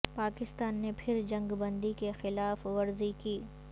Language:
Urdu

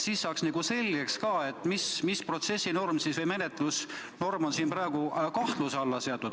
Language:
Estonian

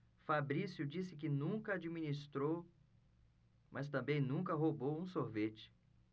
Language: Portuguese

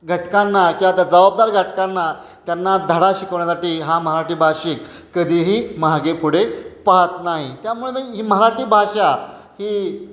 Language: Marathi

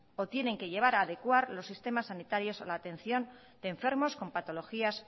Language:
Spanish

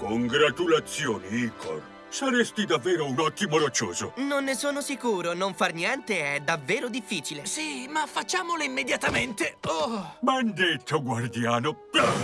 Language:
Italian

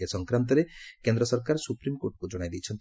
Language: Odia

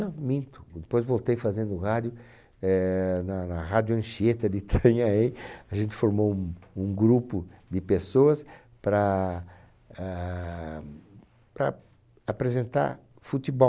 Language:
Portuguese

